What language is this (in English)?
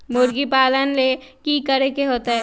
Magahi